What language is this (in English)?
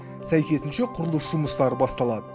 Kazakh